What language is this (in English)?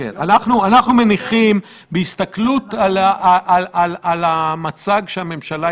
Hebrew